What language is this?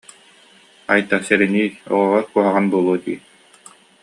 Yakut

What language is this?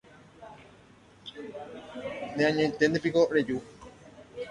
Guarani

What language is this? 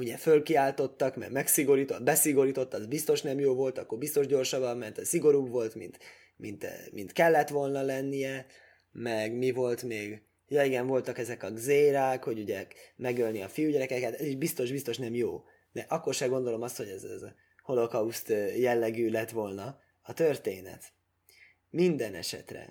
Hungarian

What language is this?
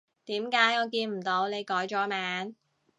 Cantonese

